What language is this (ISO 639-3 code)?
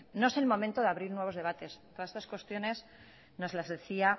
spa